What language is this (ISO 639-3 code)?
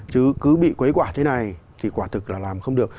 vie